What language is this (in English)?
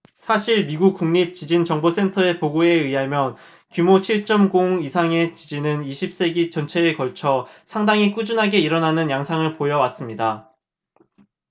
Korean